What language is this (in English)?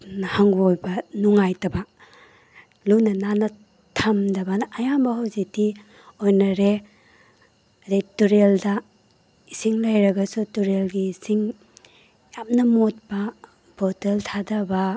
Manipuri